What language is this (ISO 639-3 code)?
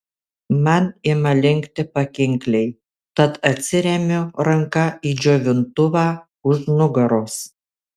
lit